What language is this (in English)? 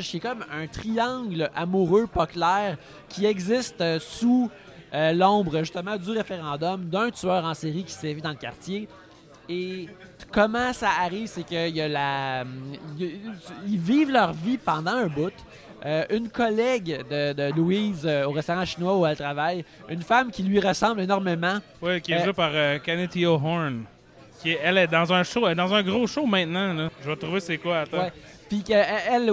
French